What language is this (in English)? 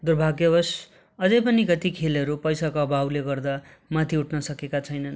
Nepali